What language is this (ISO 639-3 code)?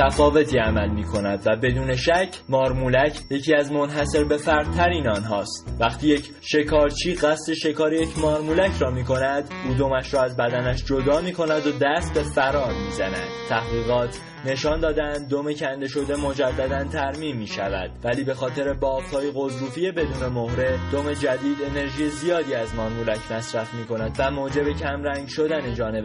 fas